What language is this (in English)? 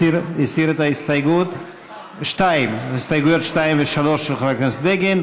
Hebrew